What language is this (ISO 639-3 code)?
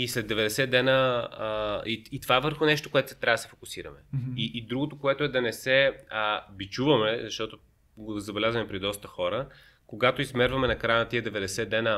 bul